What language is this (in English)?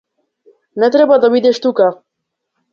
Macedonian